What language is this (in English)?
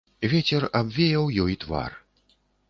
Belarusian